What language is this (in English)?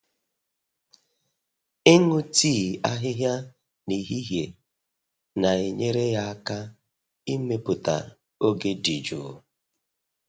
Igbo